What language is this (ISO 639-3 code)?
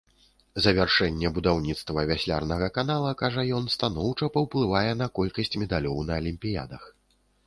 bel